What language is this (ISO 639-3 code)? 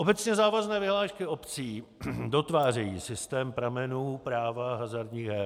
ces